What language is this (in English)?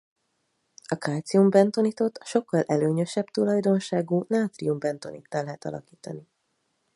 Hungarian